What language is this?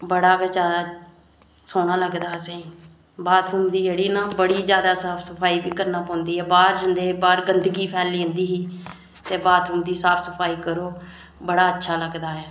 Dogri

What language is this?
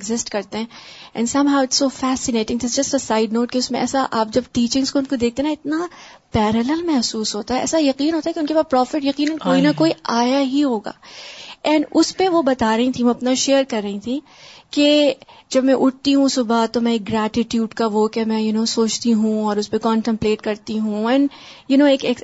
Urdu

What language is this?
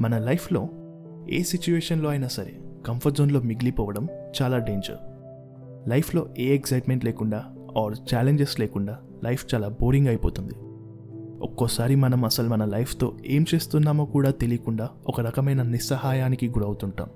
Telugu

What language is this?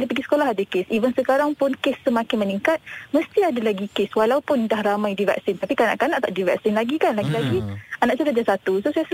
Malay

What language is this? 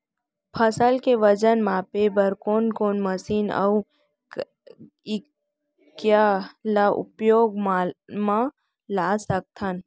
Chhattisgarhi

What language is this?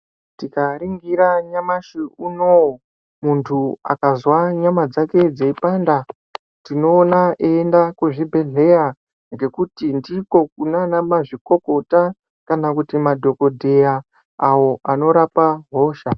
Ndau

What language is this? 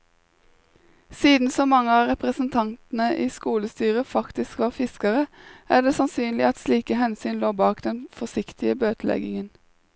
Norwegian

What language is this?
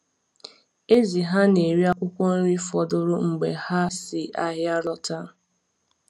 Igbo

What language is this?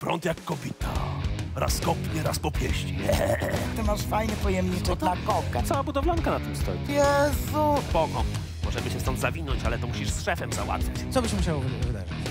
Polish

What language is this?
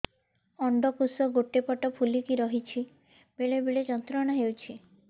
Odia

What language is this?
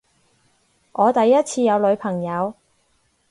Cantonese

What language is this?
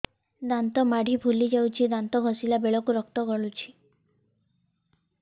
Odia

